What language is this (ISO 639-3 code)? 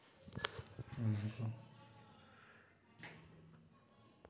sat